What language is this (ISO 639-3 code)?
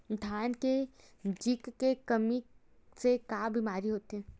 hne